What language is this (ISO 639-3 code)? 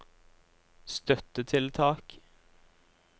nor